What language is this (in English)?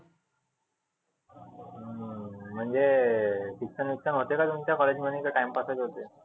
Marathi